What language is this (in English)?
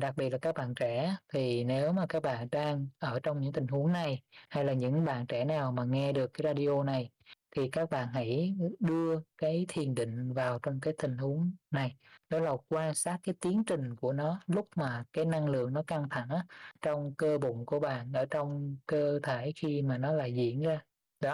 Vietnamese